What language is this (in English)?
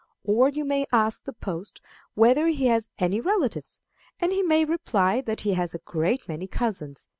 English